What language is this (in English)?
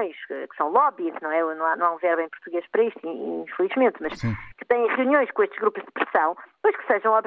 Portuguese